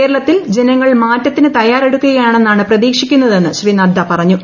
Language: Malayalam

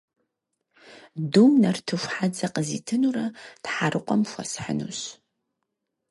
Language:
Kabardian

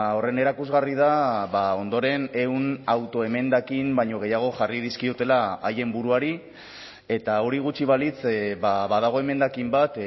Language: Basque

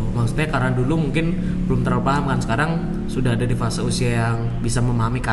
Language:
Indonesian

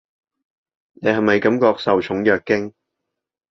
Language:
Cantonese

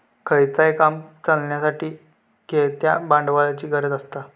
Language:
Marathi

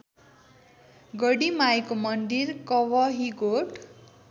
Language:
Nepali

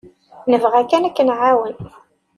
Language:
Kabyle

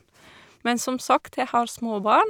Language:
Norwegian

